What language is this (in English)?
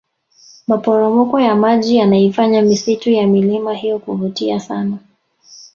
Swahili